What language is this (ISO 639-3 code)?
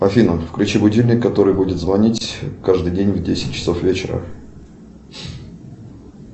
rus